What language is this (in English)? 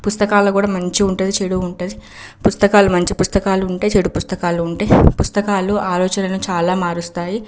Telugu